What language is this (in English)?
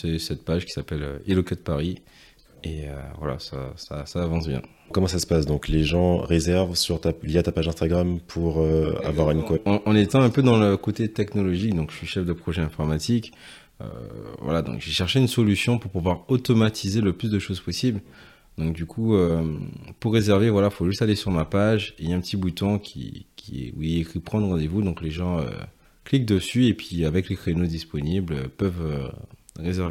French